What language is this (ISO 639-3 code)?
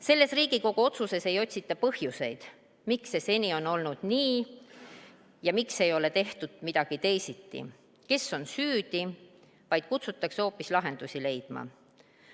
est